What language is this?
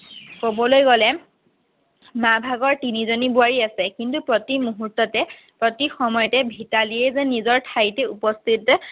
Assamese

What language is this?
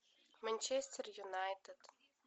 Russian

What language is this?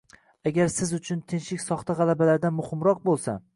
Uzbek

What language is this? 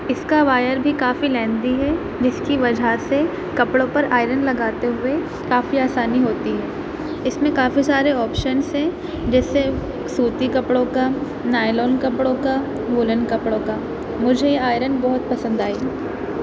Urdu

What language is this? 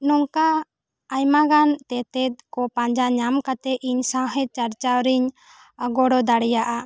Santali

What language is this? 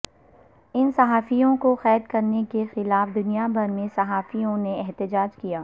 Urdu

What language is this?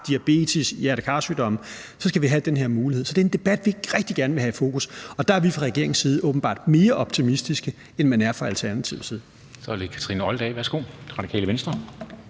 Danish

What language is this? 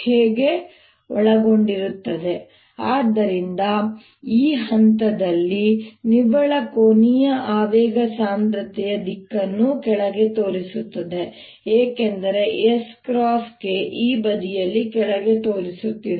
Kannada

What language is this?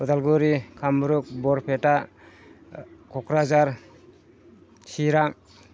Bodo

